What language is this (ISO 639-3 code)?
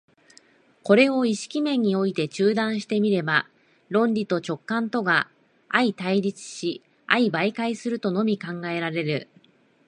jpn